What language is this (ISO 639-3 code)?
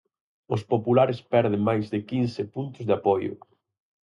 glg